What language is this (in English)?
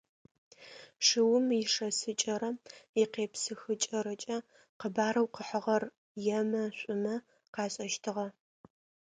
Adyghe